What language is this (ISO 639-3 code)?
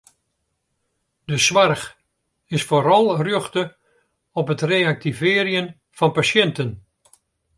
fry